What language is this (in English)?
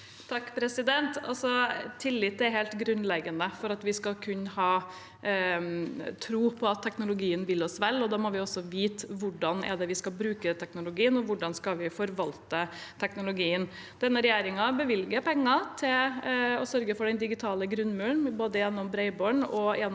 Norwegian